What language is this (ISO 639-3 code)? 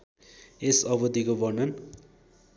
nep